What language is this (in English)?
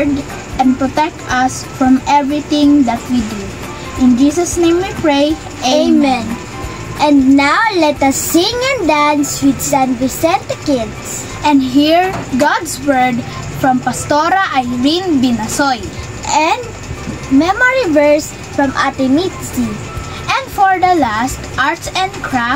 Filipino